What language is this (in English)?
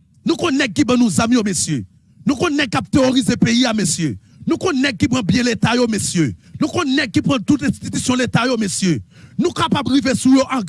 French